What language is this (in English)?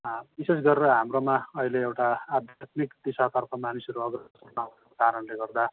Nepali